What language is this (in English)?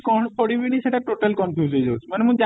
Odia